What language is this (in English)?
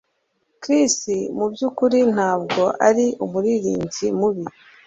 Kinyarwanda